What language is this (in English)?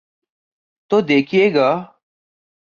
Urdu